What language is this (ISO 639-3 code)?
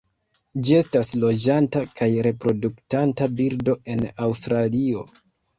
epo